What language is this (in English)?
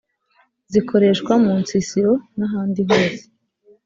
Kinyarwanda